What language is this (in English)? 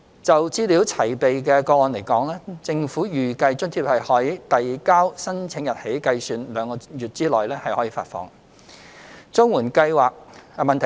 Cantonese